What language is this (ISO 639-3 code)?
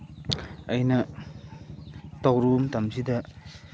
mni